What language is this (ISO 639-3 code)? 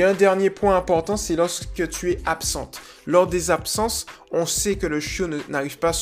fra